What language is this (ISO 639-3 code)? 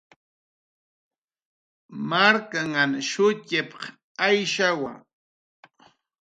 jqr